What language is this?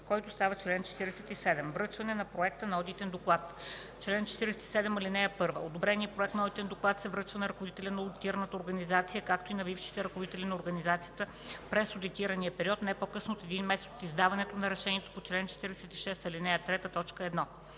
Bulgarian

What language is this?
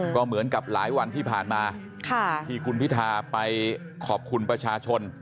Thai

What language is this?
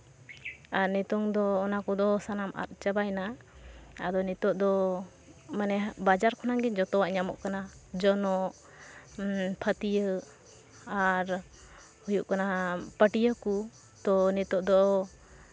Santali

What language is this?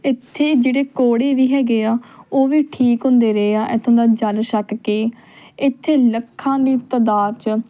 Punjabi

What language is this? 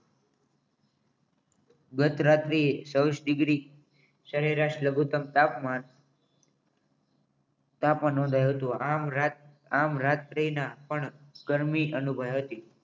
Gujarati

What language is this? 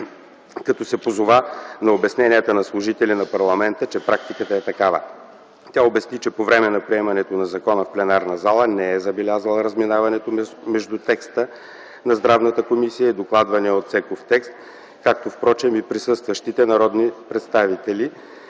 Bulgarian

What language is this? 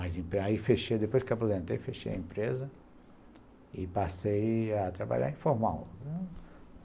Portuguese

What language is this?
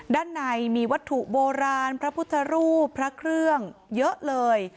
Thai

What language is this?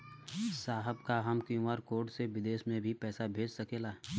Bhojpuri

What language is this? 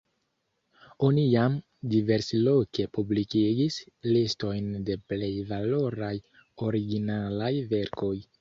Esperanto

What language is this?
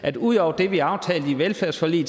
Danish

